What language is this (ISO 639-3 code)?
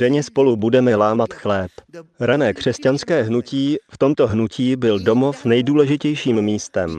ces